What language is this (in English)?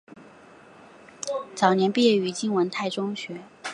Chinese